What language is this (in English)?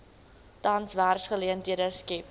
Afrikaans